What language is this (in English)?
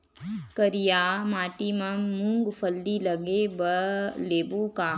Chhattisgarhi